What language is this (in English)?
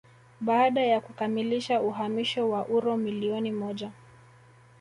Swahili